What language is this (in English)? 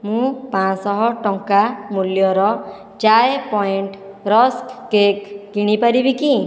Odia